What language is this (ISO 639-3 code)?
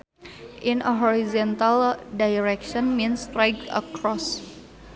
sun